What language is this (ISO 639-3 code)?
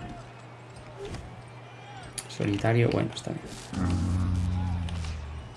spa